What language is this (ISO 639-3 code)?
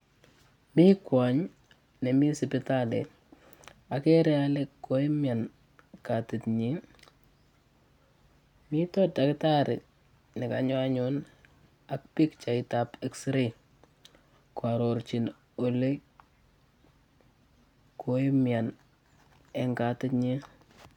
kln